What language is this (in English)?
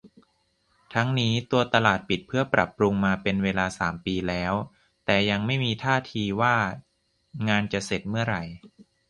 Thai